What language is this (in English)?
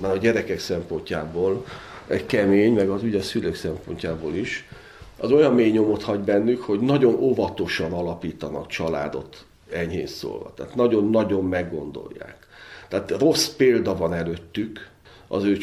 Hungarian